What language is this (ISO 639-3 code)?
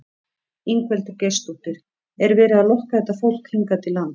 isl